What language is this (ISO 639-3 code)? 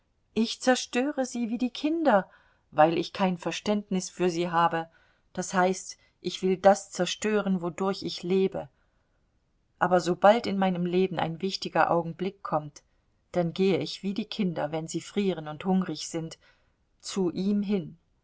deu